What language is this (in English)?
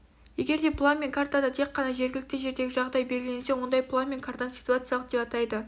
Kazakh